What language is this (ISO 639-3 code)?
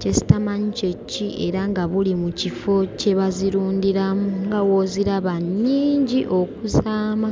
lug